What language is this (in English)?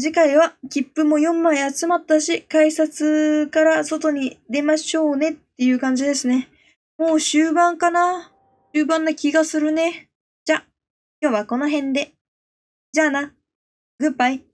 Japanese